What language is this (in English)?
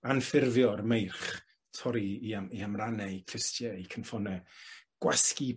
Welsh